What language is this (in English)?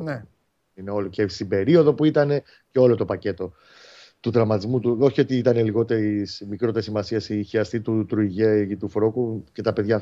Greek